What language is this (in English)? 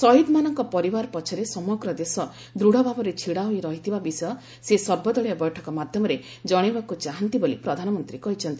Odia